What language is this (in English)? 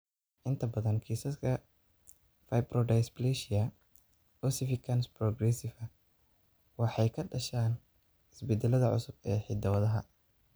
Somali